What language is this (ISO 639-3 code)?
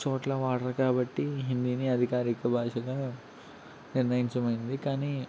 tel